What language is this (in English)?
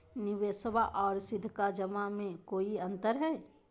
Magahi